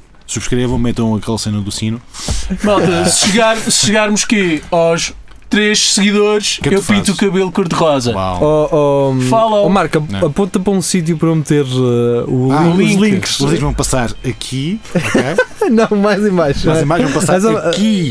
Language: Portuguese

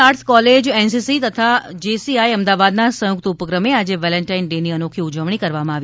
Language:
Gujarati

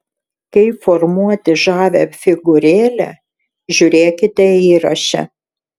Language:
Lithuanian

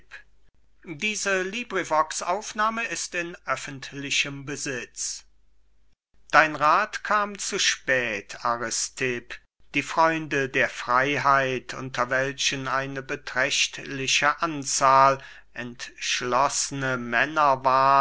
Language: German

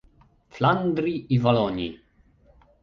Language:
Polish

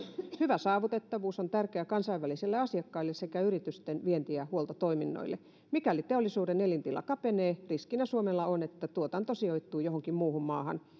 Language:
Finnish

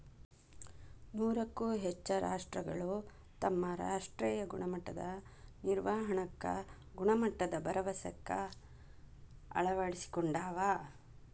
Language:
Kannada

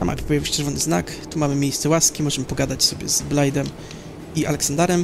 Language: Polish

